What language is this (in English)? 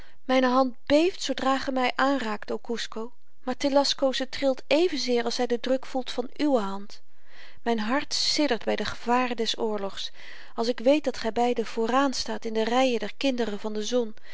Dutch